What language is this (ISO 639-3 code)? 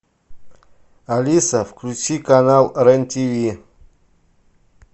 rus